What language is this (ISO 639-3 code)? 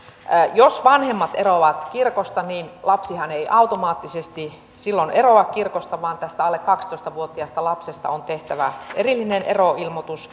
fin